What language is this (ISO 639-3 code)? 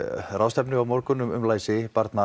isl